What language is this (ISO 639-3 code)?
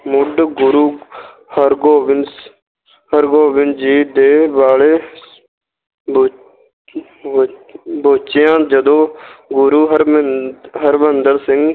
pan